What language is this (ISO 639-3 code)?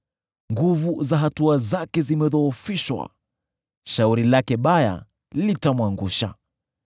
swa